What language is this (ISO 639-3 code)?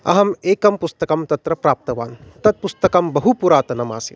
san